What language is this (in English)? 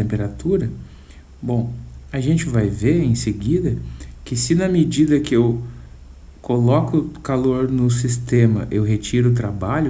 Portuguese